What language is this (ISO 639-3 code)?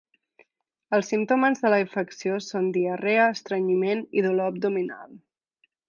cat